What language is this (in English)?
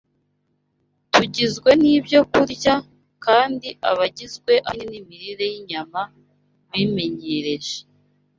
Kinyarwanda